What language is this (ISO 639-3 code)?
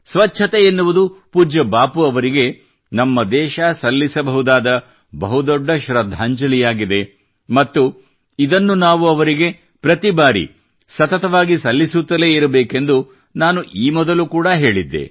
kan